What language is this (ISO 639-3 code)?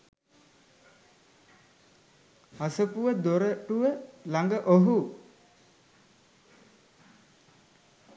sin